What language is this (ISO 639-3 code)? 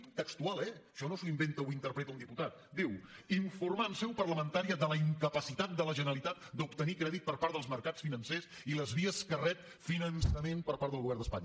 cat